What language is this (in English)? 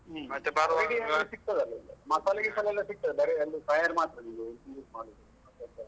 Kannada